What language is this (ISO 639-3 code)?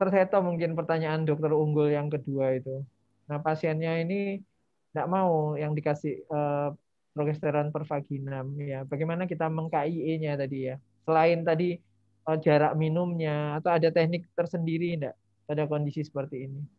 ind